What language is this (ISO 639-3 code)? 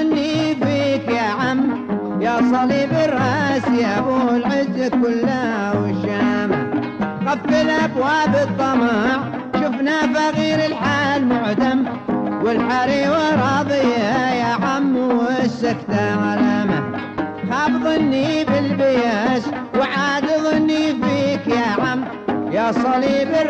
ara